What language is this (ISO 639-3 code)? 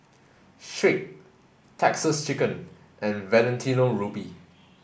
eng